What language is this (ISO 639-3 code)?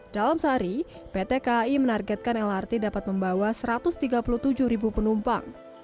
ind